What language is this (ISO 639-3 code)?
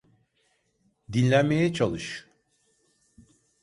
tur